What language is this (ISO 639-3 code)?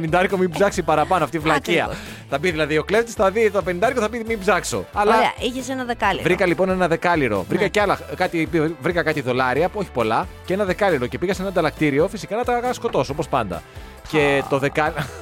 ell